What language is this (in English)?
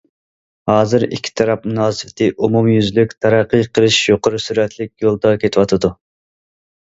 Uyghur